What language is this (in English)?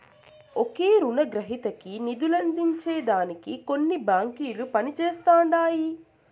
Telugu